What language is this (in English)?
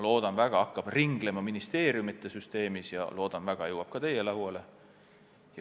Estonian